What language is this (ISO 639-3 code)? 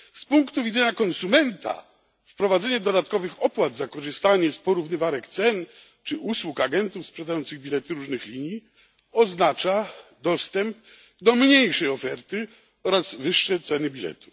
pol